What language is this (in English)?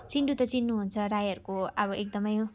Nepali